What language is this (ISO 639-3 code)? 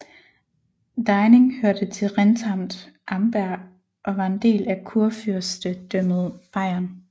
dan